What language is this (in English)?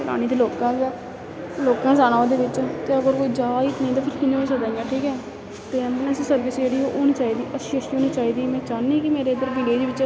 Dogri